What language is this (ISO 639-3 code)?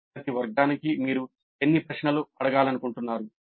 tel